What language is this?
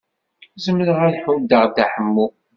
Kabyle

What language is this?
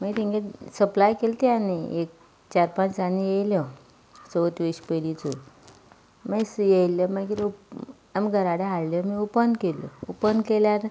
Konkani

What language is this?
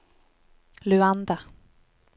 Norwegian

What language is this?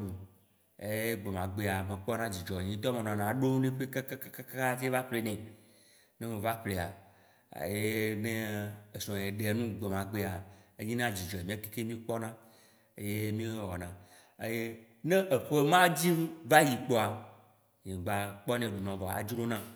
Waci Gbe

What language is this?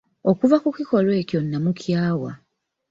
Ganda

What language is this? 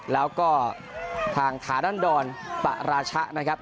Thai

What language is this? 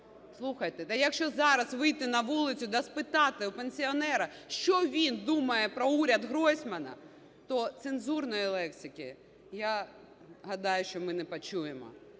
Ukrainian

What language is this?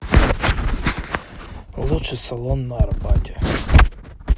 Russian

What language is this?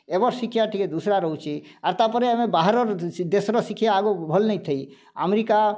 Odia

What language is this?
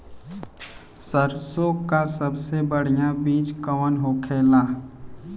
Bhojpuri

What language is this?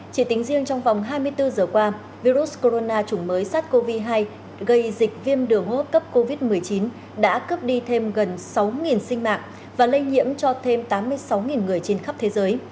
Vietnamese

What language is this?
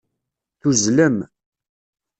Kabyle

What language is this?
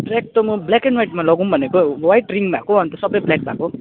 Nepali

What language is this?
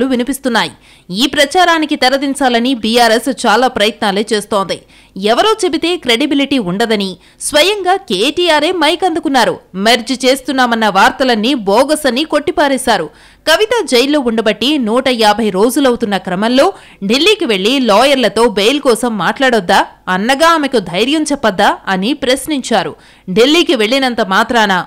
Telugu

